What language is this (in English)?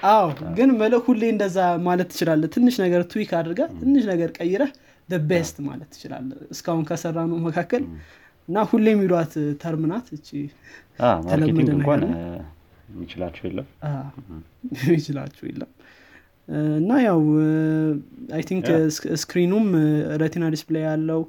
Amharic